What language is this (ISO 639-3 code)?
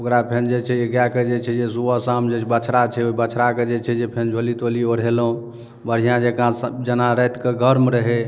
mai